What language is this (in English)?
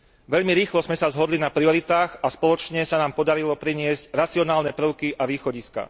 Slovak